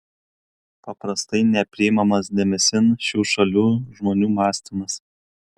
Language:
Lithuanian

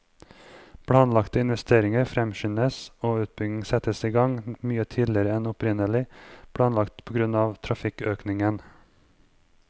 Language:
Norwegian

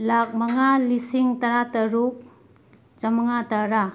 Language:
Manipuri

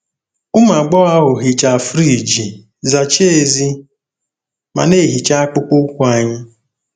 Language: Igbo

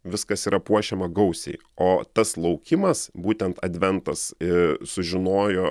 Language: Lithuanian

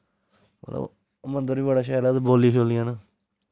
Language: Dogri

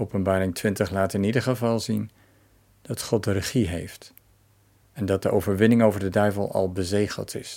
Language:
Dutch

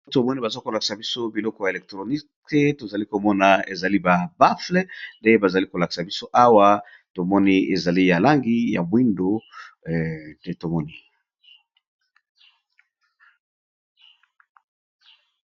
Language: Lingala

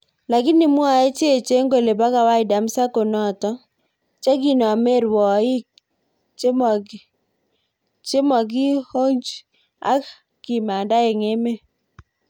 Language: Kalenjin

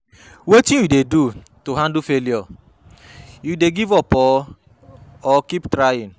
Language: Nigerian Pidgin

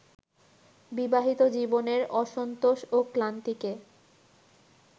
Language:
Bangla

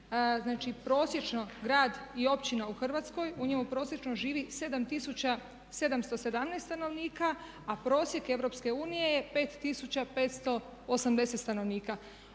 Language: Croatian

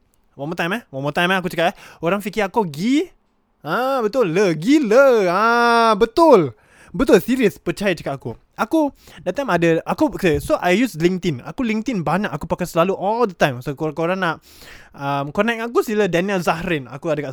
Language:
Malay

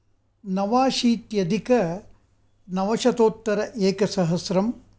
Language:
Sanskrit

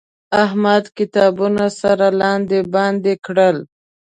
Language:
Pashto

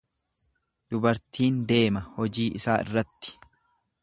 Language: Oromo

